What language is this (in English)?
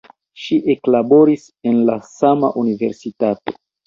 Esperanto